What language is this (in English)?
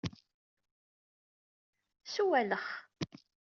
Kabyle